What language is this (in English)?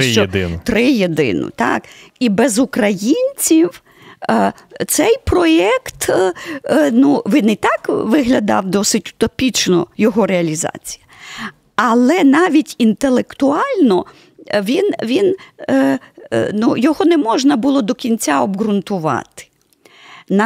Ukrainian